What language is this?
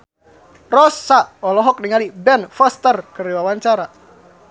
Sundanese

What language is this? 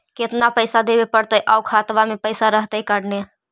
Magahi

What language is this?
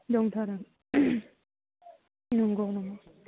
Bodo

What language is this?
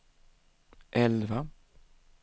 Swedish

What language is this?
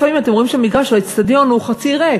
Hebrew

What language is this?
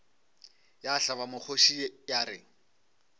Northern Sotho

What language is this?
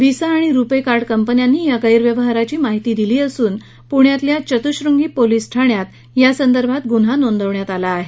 Marathi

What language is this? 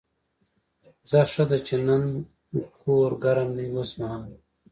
Pashto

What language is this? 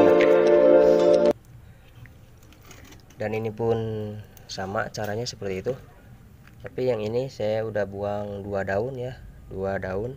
Indonesian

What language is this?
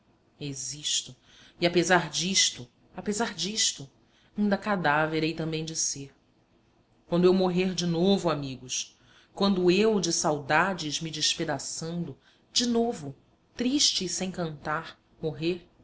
Portuguese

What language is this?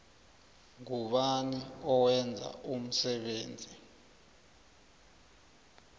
South Ndebele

